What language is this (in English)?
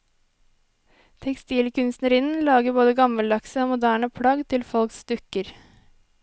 Norwegian